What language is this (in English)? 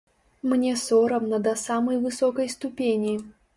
Belarusian